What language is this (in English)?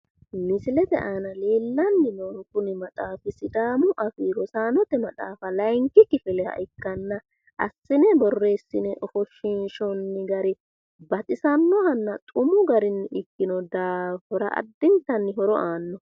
Sidamo